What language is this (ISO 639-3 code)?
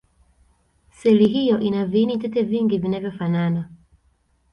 swa